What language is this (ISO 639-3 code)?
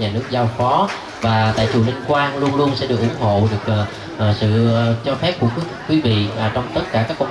vie